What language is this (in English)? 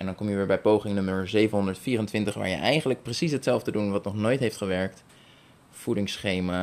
Dutch